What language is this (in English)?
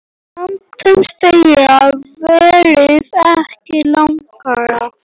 Icelandic